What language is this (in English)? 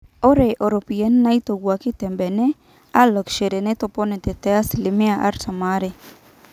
Masai